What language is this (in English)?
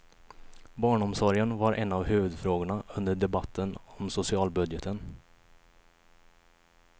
Swedish